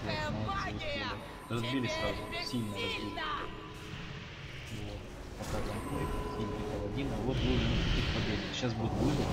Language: Russian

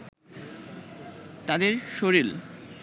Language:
Bangla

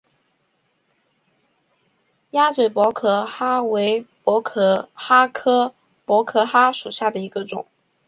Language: Chinese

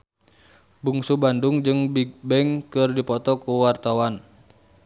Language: Sundanese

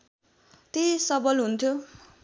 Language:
Nepali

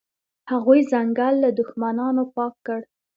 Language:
Pashto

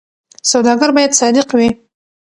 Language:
Pashto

